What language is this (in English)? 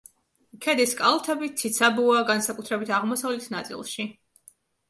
Georgian